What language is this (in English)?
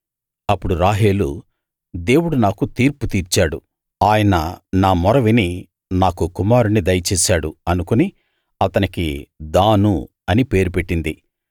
Telugu